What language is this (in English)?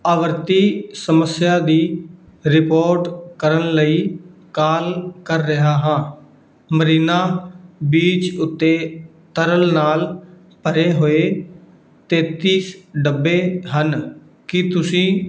Punjabi